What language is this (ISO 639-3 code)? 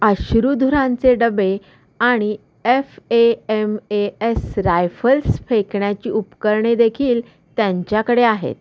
mar